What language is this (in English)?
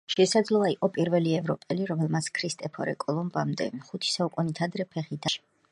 Georgian